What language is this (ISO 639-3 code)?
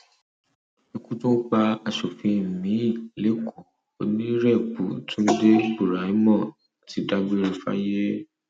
yor